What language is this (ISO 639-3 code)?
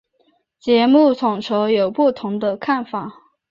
zho